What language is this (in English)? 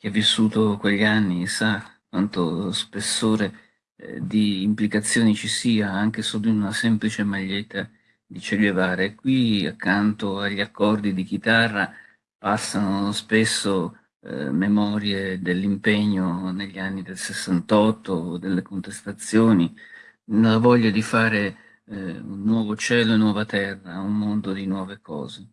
Italian